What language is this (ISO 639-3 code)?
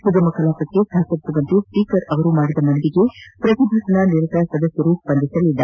kan